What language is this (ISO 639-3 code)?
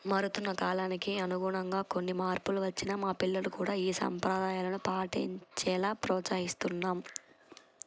tel